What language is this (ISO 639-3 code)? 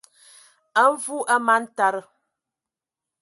ewo